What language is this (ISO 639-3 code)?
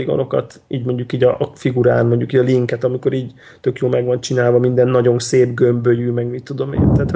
hun